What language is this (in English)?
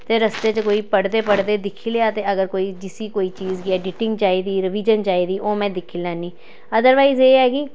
Dogri